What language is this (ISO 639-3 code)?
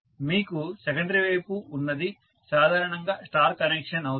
tel